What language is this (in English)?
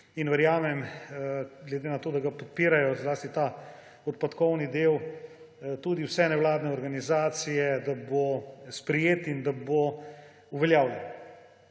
Slovenian